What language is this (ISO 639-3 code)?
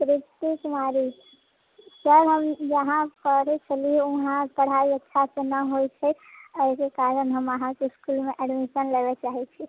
mai